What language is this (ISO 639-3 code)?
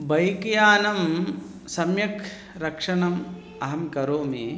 san